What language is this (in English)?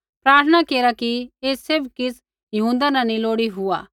Kullu Pahari